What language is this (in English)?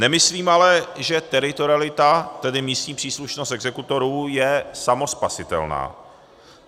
Czech